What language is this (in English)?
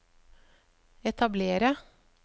Norwegian